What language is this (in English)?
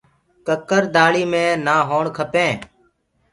Gurgula